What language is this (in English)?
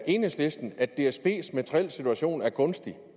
Danish